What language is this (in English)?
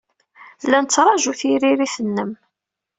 Kabyle